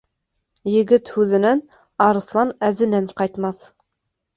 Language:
Bashkir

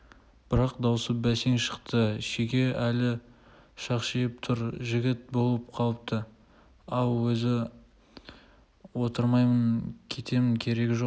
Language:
Kazakh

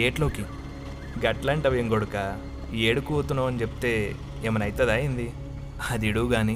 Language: Telugu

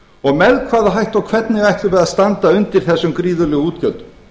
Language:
Icelandic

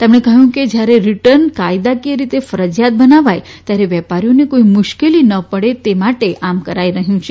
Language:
Gujarati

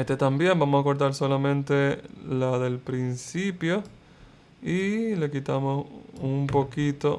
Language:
Spanish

